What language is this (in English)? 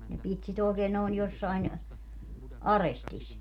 Finnish